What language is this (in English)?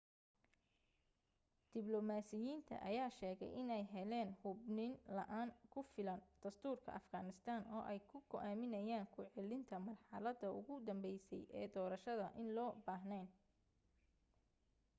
Somali